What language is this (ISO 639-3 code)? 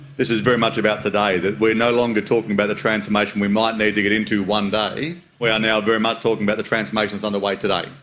eng